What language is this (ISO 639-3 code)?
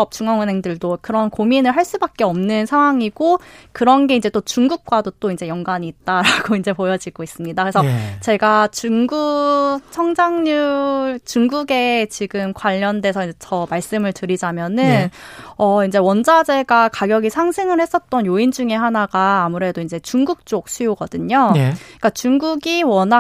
kor